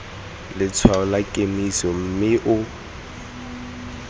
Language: Tswana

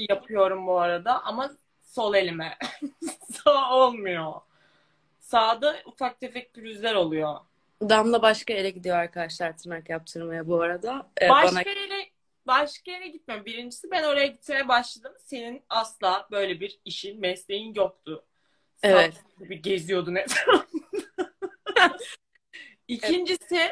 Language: Turkish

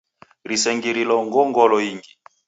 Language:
Taita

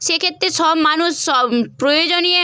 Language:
Bangla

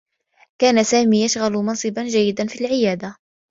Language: Arabic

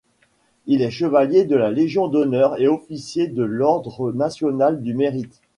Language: French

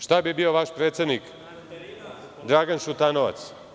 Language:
Serbian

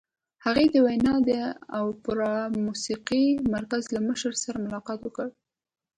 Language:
Pashto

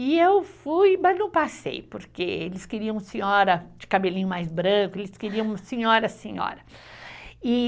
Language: Portuguese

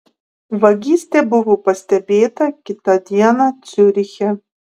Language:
Lithuanian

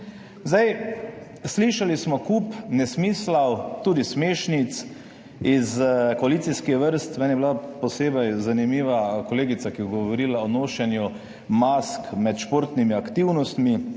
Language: Slovenian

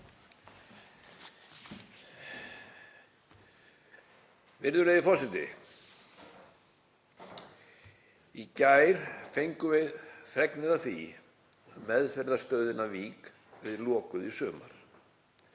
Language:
Icelandic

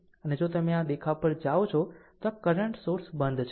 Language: Gujarati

